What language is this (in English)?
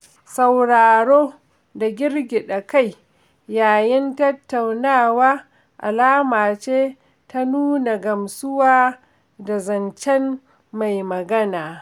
Hausa